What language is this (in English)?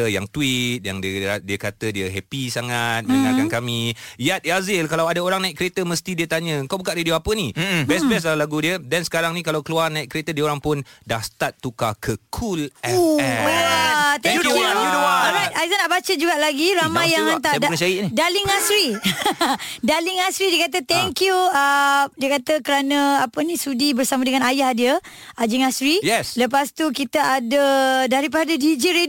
Malay